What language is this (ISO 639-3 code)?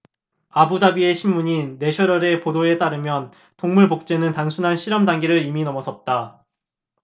kor